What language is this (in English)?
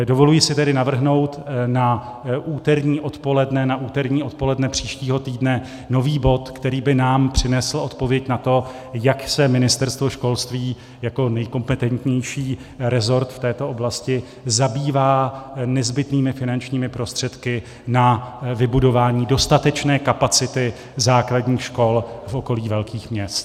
Czech